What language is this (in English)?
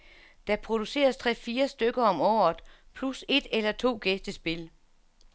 Danish